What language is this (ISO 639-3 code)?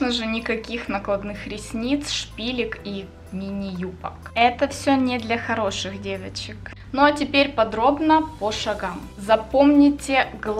rus